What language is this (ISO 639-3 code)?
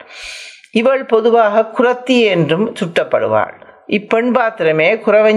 tam